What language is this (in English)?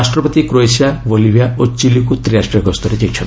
Odia